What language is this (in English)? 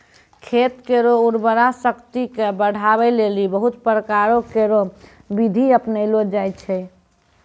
Maithili